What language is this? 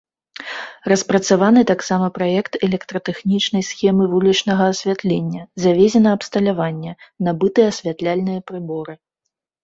Belarusian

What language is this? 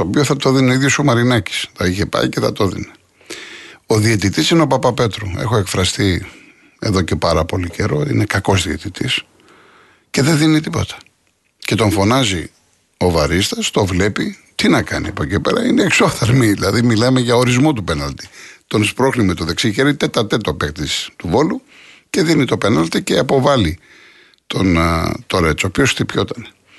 Greek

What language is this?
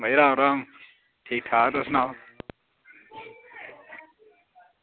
Dogri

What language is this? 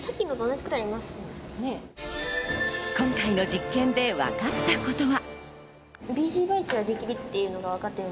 Japanese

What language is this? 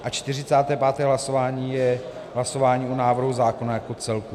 Czech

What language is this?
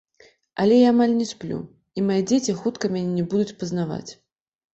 Belarusian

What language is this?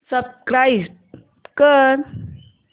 Marathi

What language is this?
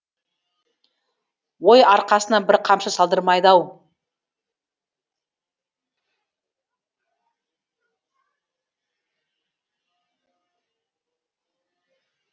Kazakh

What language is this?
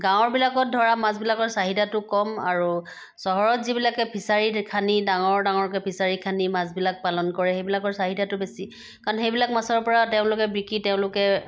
Assamese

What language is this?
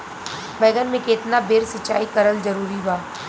Bhojpuri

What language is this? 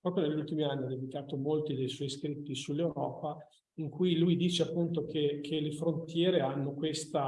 Italian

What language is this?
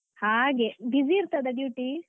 Kannada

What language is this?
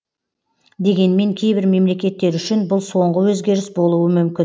Kazakh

